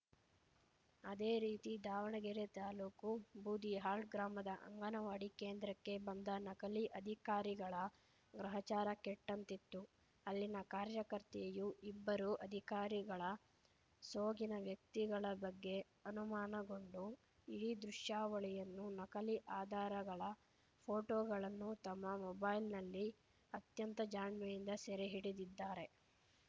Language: Kannada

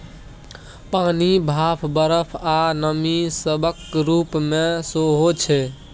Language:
Maithili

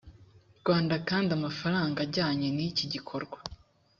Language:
Kinyarwanda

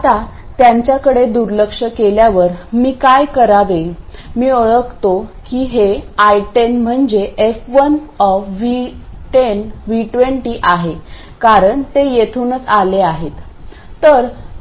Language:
Marathi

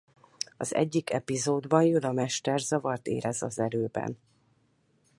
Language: Hungarian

